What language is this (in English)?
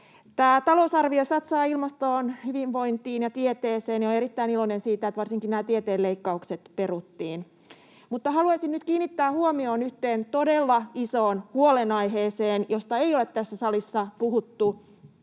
Finnish